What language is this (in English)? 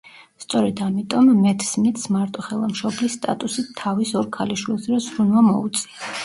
Georgian